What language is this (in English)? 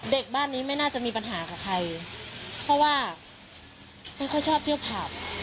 Thai